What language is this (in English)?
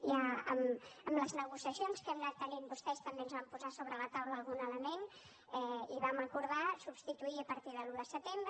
Catalan